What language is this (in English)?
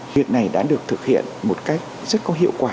Vietnamese